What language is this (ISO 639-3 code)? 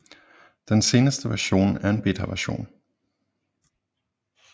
dan